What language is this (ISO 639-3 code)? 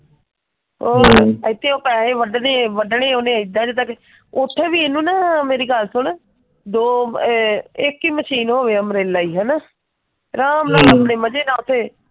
pan